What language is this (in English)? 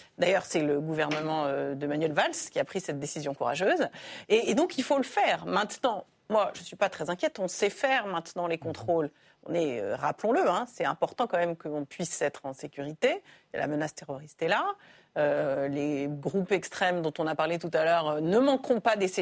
French